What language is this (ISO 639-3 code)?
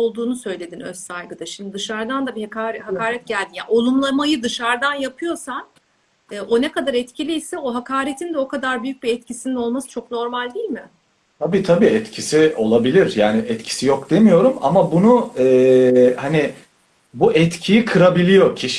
tur